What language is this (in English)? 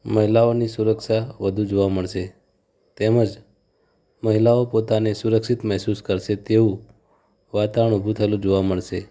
Gujarati